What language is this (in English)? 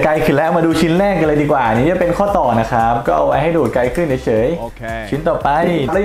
Thai